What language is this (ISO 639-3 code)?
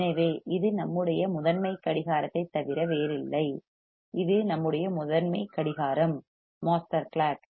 tam